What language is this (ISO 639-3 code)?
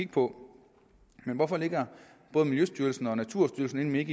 dan